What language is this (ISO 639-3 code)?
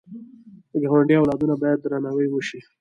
pus